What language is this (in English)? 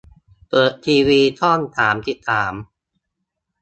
Thai